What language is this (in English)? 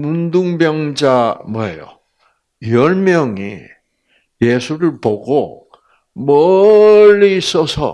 Korean